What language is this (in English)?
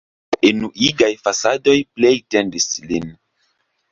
Esperanto